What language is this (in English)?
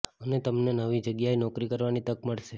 Gujarati